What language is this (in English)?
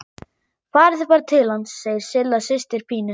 Icelandic